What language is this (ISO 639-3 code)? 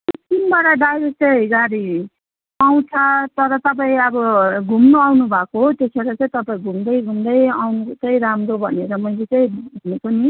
nep